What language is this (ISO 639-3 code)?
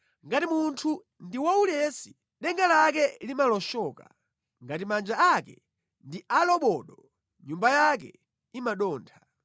nya